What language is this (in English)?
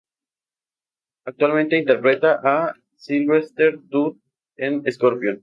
Spanish